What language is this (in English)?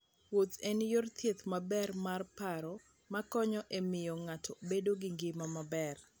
Luo (Kenya and Tanzania)